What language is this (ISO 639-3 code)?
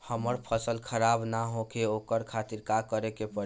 bho